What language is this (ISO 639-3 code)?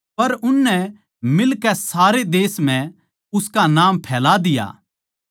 bgc